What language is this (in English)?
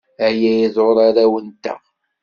Kabyle